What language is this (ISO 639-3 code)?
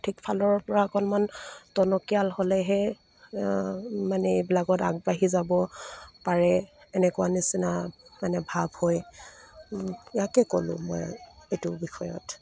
asm